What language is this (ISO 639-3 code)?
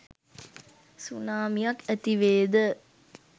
sin